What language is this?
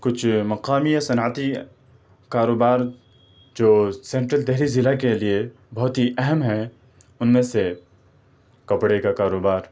Urdu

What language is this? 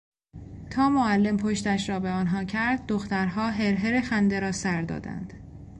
Persian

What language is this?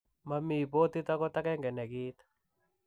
Kalenjin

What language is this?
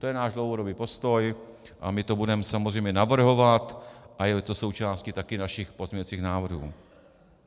Czech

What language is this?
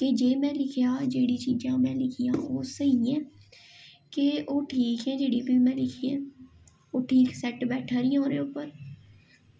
Dogri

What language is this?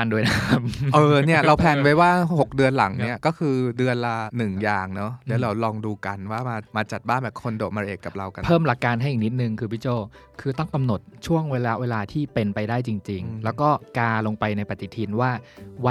Thai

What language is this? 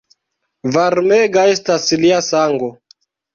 Esperanto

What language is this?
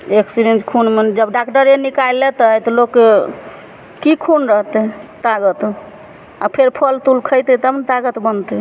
Maithili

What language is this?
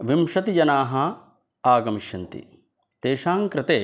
Sanskrit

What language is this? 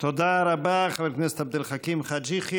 Hebrew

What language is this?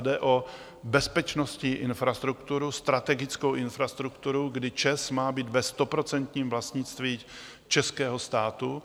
Czech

